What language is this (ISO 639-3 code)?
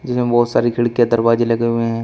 hin